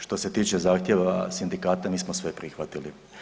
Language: Croatian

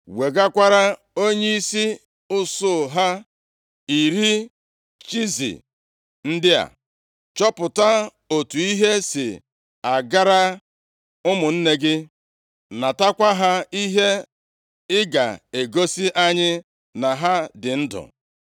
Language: Igbo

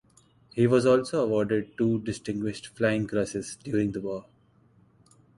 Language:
English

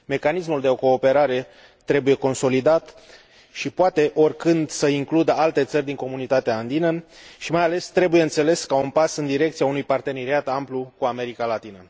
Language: Romanian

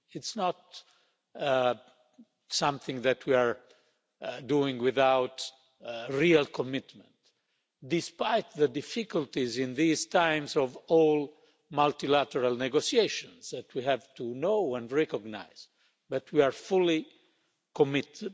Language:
English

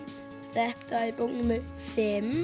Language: Icelandic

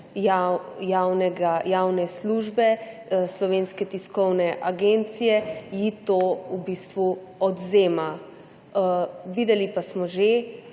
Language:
Slovenian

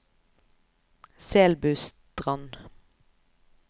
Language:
Norwegian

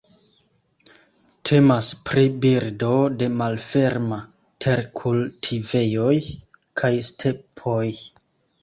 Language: Esperanto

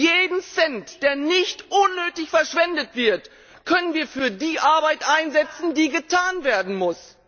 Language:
German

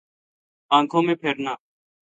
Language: Urdu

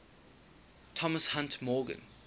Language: English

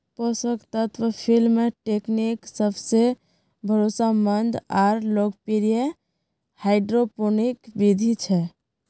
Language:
Magahi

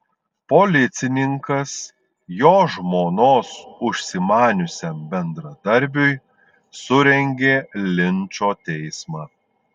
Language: Lithuanian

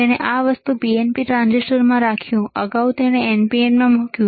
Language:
Gujarati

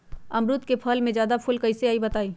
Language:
Magahi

